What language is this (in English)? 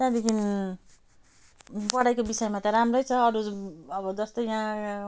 Nepali